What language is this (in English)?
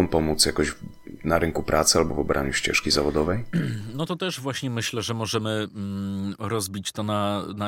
Polish